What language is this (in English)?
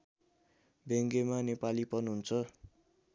Nepali